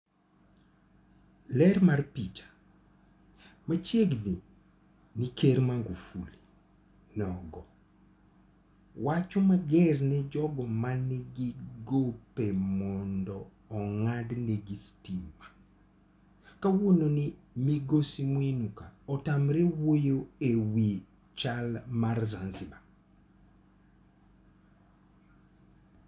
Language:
Luo (Kenya and Tanzania)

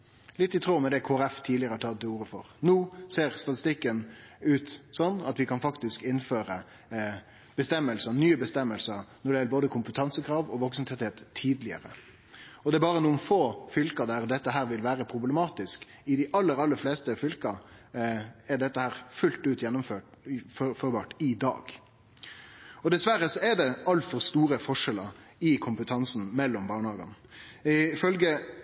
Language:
Norwegian Nynorsk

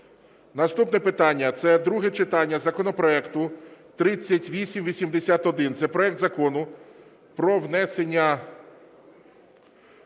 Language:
Ukrainian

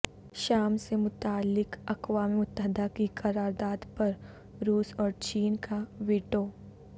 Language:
Urdu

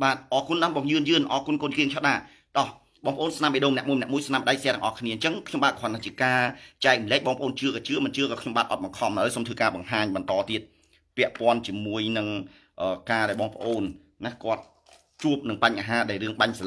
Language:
Thai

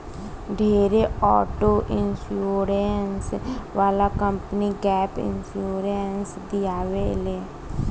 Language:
Bhojpuri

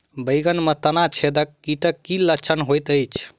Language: Maithili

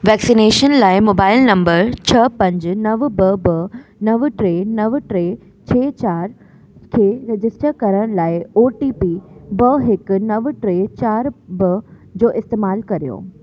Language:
Sindhi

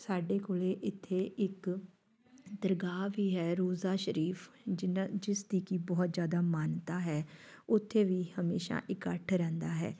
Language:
Punjabi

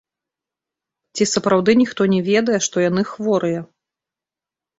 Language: Belarusian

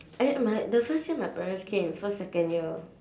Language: English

